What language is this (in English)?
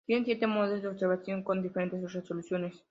Spanish